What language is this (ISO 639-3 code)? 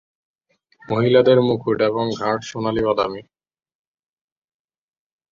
ben